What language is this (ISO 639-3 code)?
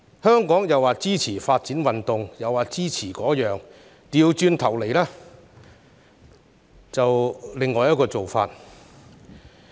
yue